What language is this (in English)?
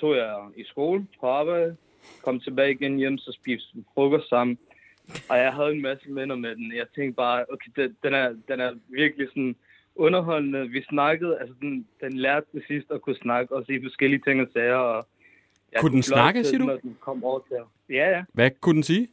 Danish